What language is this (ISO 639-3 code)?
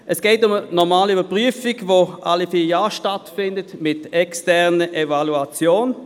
gsw